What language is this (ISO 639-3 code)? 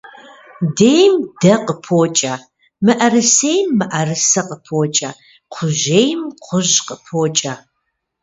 kbd